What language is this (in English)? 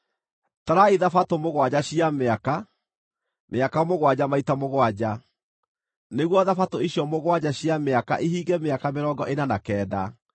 Kikuyu